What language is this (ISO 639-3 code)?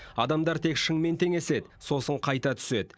kaz